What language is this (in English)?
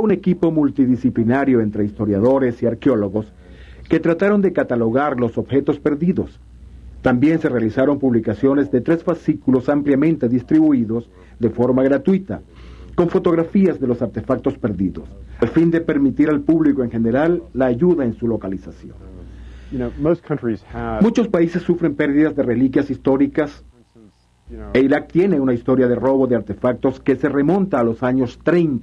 Spanish